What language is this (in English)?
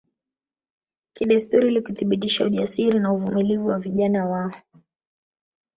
Swahili